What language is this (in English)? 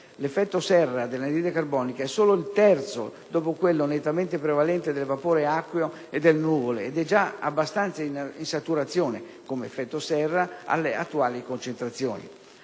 Italian